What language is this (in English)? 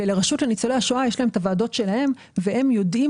Hebrew